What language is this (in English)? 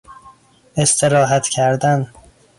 Persian